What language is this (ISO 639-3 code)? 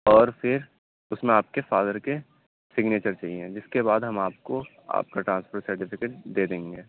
urd